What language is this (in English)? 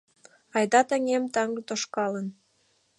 Mari